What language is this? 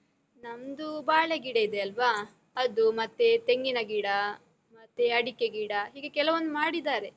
Kannada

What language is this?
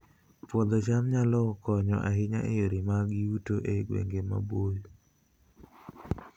Luo (Kenya and Tanzania)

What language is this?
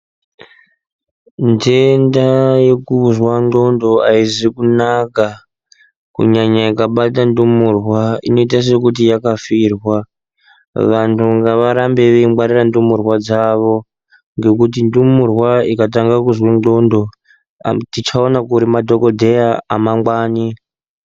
Ndau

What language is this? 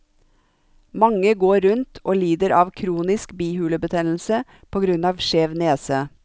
Norwegian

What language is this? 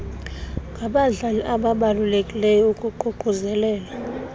Xhosa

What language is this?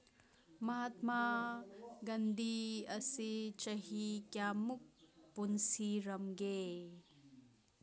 Manipuri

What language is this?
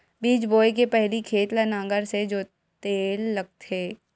Chhattisgarhi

